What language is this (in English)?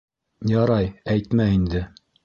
Bashkir